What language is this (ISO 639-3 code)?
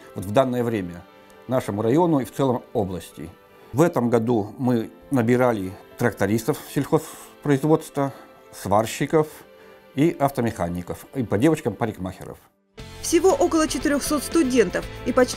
rus